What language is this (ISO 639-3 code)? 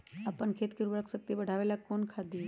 mag